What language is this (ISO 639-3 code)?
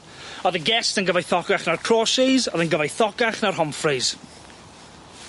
cym